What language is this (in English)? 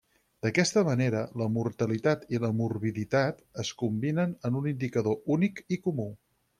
Catalan